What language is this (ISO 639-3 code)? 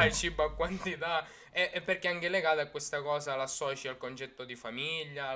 ita